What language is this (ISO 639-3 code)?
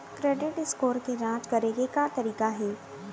hne